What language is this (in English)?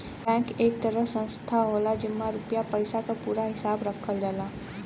Bhojpuri